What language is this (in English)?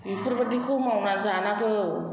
Bodo